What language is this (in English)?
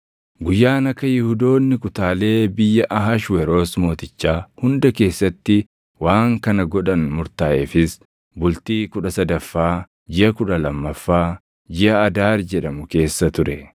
Oromo